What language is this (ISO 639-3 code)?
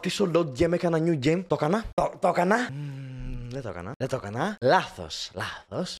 ell